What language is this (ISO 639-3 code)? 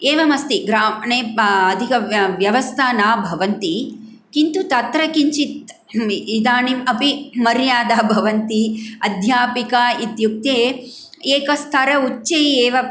san